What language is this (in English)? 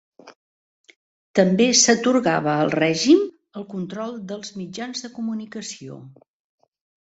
Catalan